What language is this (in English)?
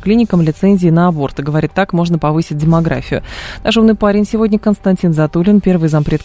Russian